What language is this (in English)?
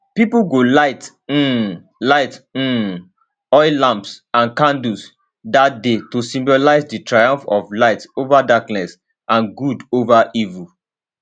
Nigerian Pidgin